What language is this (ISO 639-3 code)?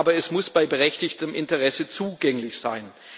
deu